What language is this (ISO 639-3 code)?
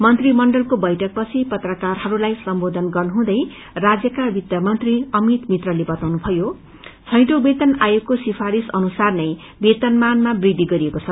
nep